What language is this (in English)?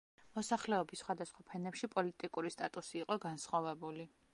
Georgian